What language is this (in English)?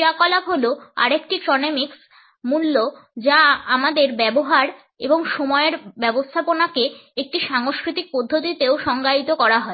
Bangla